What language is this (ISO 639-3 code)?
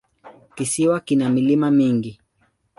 swa